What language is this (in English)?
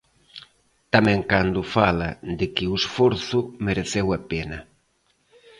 Galician